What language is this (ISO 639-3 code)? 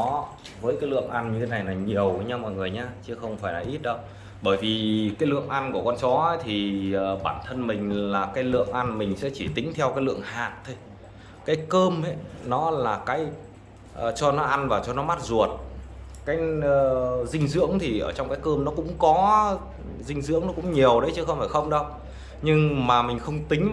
vie